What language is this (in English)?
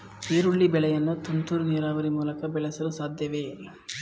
Kannada